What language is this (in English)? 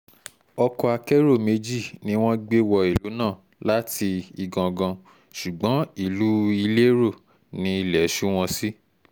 Yoruba